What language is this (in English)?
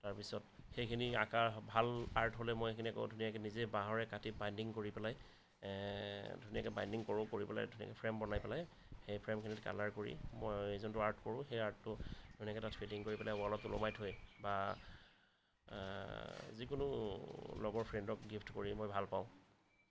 Assamese